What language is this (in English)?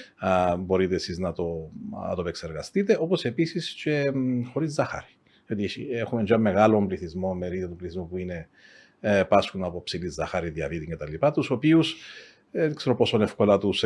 Greek